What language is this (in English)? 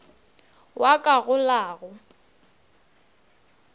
Northern Sotho